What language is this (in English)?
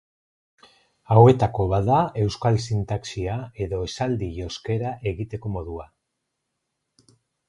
Basque